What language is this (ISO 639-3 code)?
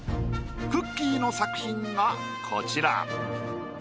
jpn